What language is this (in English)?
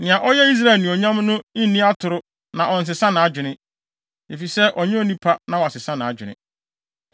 Akan